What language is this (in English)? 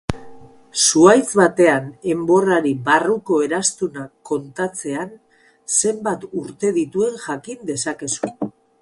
Basque